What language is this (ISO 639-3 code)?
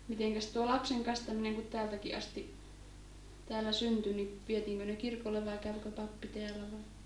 fin